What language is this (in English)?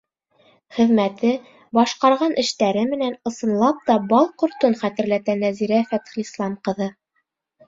Bashkir